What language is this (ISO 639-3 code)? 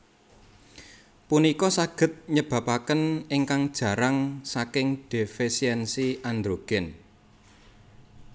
jav